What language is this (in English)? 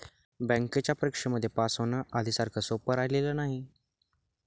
Marathi